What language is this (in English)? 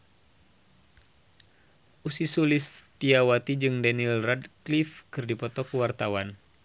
Sundanese